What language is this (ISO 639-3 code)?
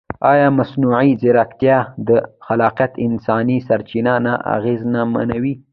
pus